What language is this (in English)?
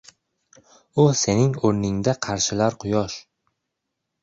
Uzbek